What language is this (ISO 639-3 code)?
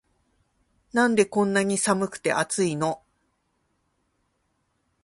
jpn